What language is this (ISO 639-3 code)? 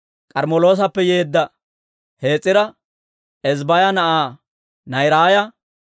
dwr